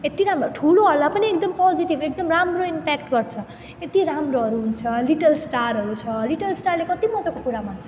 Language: Nepali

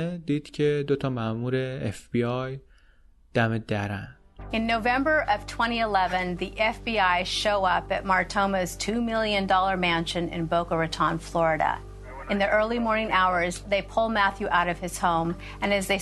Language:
Persian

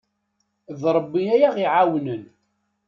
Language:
Kabyle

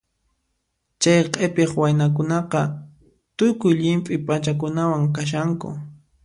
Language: Puno Quechua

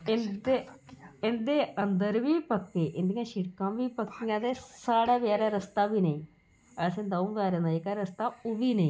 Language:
Dogri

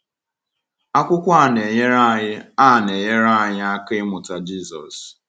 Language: Igbo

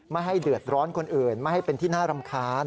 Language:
Thai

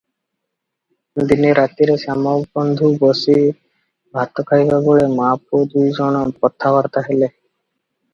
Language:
Odia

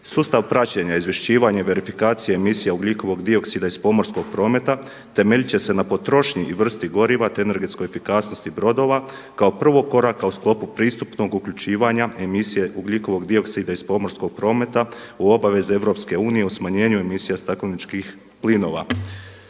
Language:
Croatian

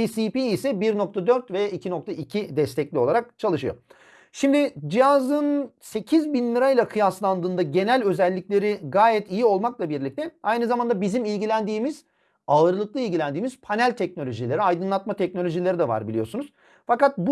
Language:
Turkish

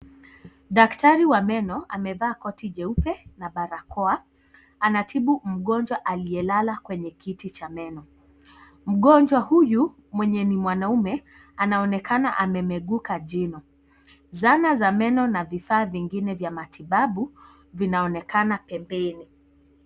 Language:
Swahili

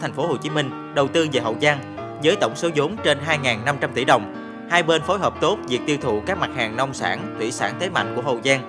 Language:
Vietnamese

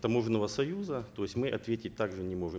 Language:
Kazakh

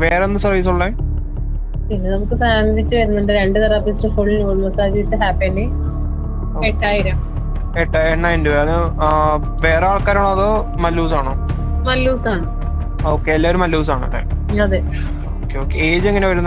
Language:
Malayalam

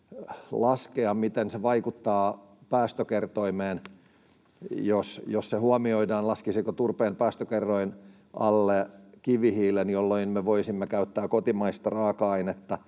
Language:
Finnish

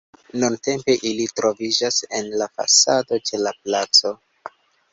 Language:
Esperanto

